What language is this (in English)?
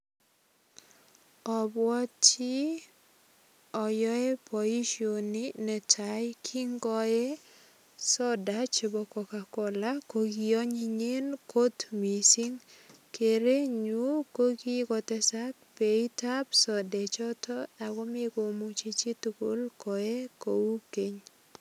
Kalenjin